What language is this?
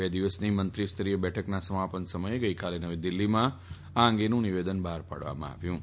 Gujarati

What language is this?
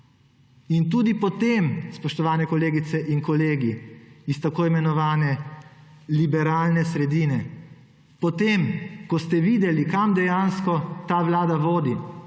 Slovenian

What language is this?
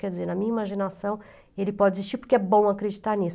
Portuguese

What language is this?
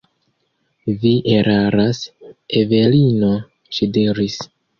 Esperanto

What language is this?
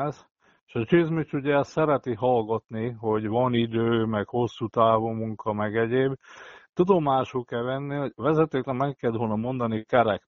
Hungarian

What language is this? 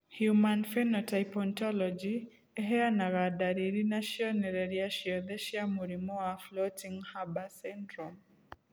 Kikuyu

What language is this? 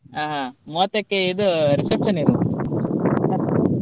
Kannada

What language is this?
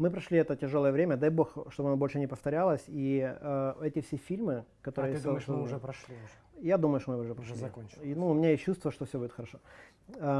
Russian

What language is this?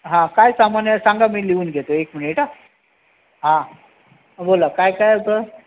Marathi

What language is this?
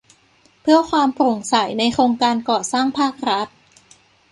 Thai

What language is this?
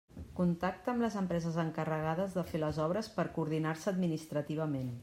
Catalan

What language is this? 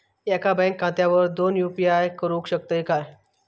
Marathi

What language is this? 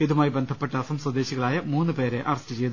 Malayalam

